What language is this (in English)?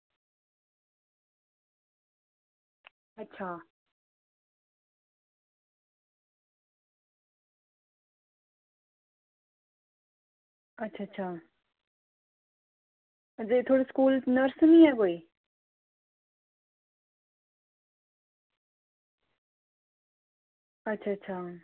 Dogri